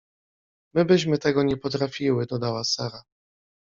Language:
Polish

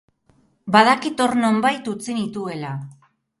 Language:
Basque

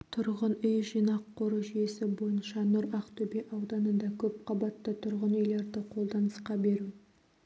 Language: Kazakh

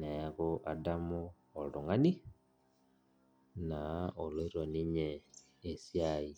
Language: Masai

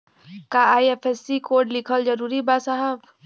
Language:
Bhojpuri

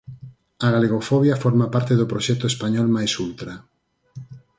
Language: Galician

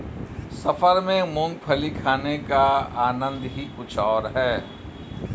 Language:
Hindi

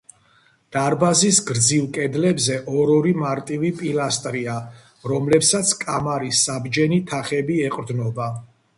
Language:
Georgian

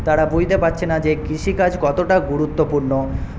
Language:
Bangla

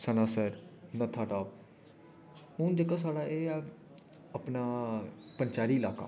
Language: Dogri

